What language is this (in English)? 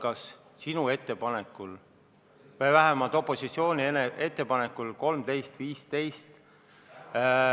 Estonian